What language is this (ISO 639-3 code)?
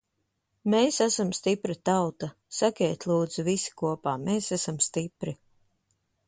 lav